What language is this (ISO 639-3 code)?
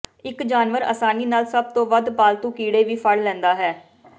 pan